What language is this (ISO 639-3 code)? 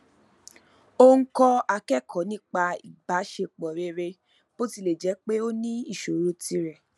yor